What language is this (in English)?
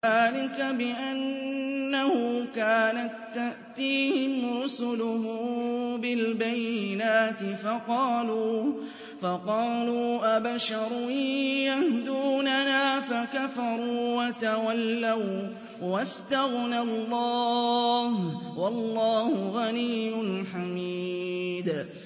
Arabic